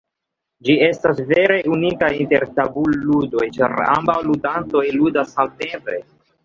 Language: Esperanto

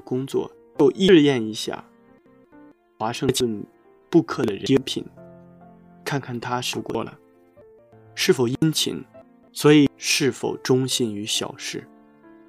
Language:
Chinese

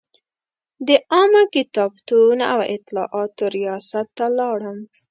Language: Pashto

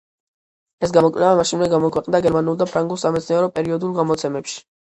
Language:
Georgian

